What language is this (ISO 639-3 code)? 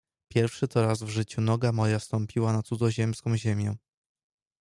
pol